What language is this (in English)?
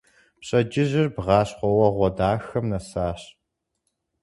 Kabardian